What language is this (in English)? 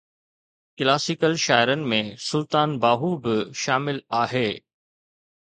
Sindhi